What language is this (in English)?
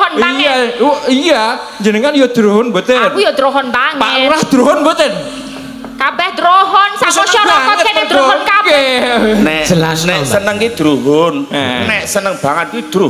Indonesian